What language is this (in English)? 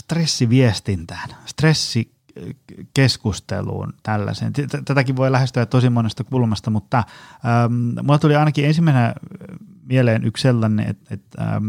Finnish